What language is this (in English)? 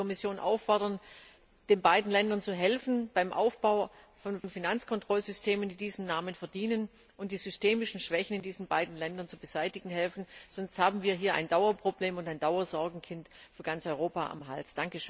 German